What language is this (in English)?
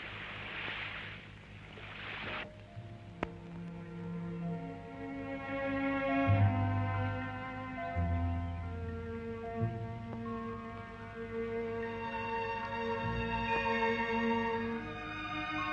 Indonesian